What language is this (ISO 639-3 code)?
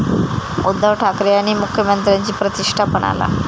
mar